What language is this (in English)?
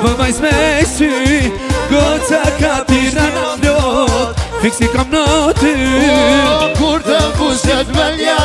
Arabic